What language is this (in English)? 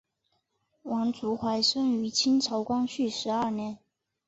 Chinese